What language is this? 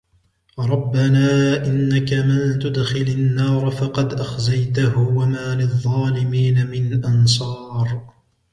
Arabic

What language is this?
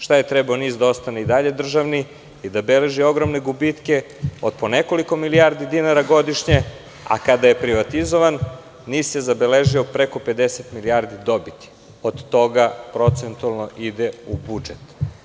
Serbian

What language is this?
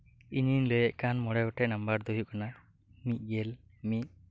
Santali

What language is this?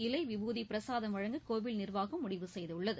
Tamil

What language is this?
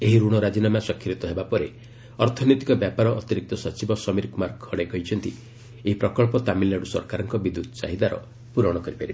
Odia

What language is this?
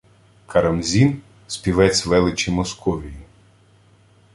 Ukrainian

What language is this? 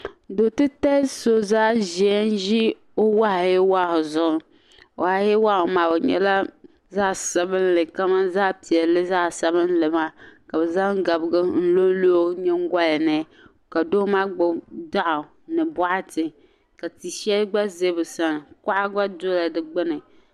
Dagbani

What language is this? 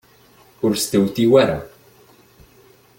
Kabyle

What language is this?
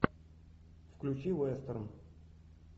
Russian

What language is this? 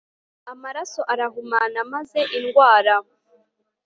Kinyarwanda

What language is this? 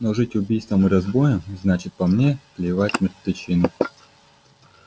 Russian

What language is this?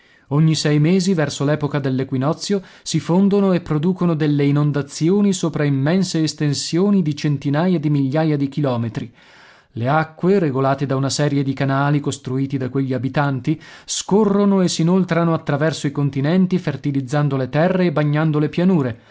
Italian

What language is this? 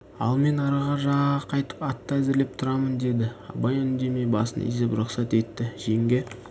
Kazakh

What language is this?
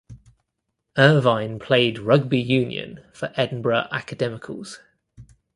English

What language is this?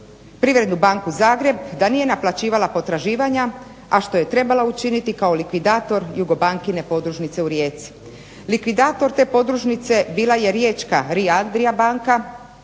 Croatian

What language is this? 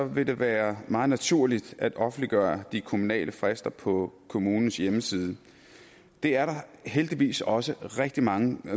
Danish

